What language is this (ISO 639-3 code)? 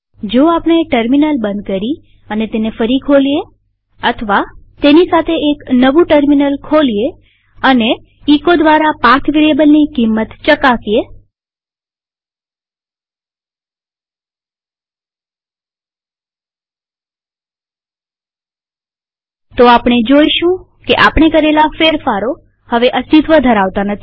guj